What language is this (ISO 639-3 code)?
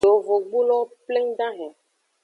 ajg